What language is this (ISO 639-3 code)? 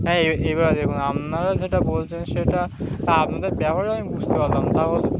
ben